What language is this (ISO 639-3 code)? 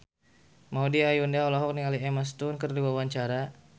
sun